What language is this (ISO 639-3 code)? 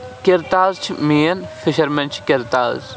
kas